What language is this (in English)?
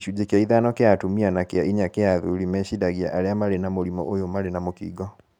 Kikuyu